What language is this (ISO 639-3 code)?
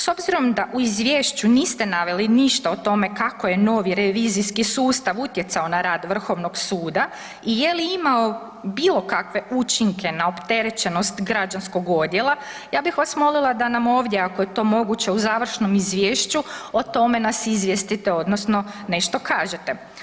hrv